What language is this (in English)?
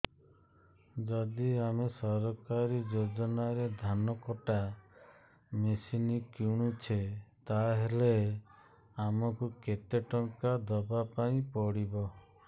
Odia